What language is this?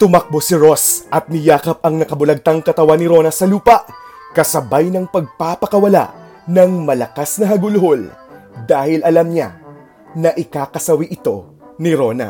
Filipino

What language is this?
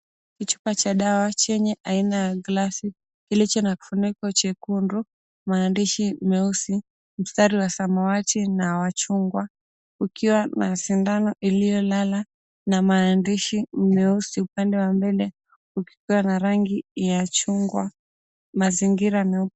Swahili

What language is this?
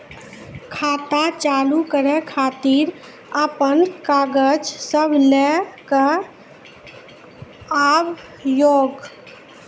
Maithili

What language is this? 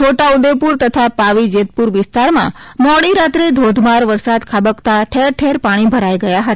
Gujarati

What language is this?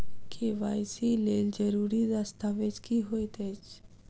Maithili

